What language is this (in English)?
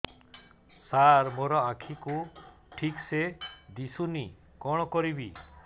Odia